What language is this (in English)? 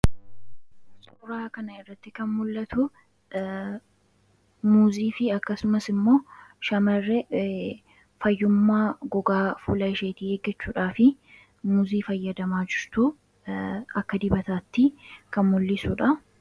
Oromo